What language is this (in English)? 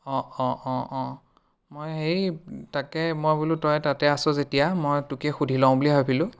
Assamese